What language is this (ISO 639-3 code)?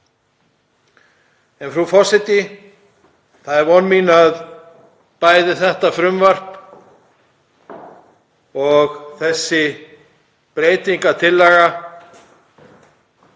isl